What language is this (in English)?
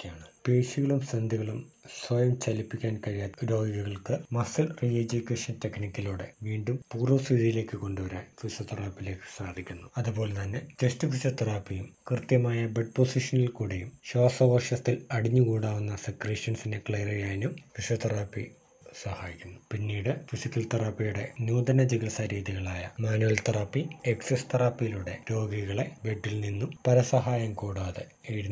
Malayalam